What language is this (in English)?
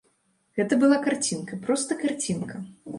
Belarusian